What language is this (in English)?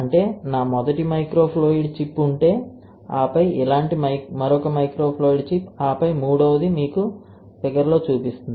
Telugu